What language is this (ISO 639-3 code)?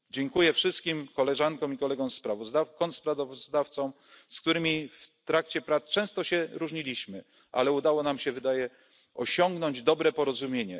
pol